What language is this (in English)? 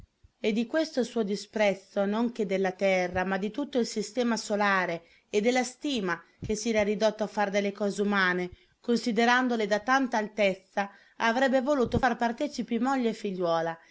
Italian